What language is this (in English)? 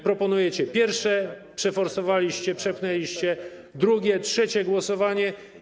Polish